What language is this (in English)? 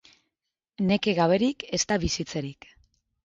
Basque